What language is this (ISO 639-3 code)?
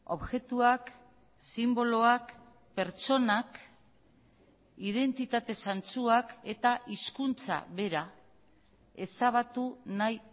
eus